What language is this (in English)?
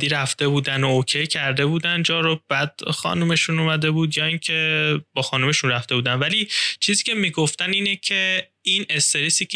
Persian